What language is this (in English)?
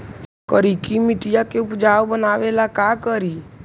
Magahi